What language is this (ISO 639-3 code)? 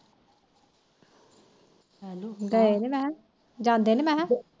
pan